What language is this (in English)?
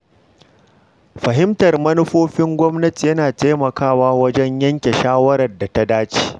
Hausa